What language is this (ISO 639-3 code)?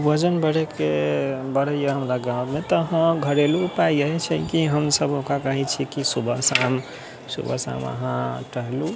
mai